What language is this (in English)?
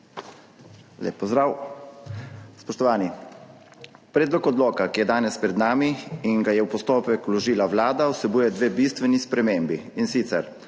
Slovenian